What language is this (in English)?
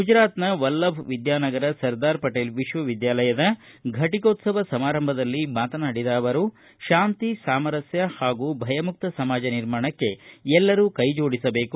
Kannada